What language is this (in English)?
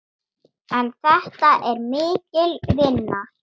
Icelandic